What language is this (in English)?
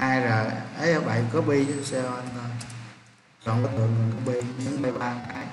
Vietnamese